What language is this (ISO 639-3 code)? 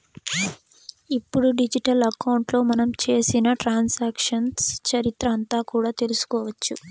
tel